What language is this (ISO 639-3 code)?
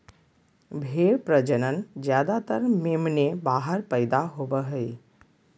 mag